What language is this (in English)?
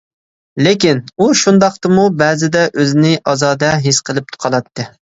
Uyghur